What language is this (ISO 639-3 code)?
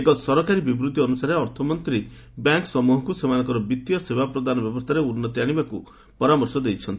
ori